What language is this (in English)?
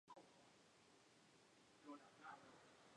Spanish